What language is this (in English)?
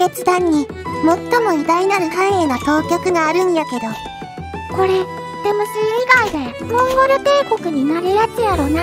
Japanese